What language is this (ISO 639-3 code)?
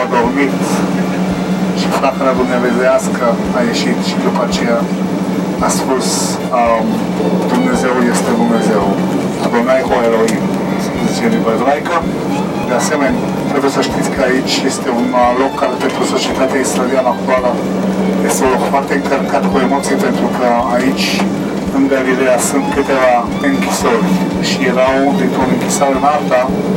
ron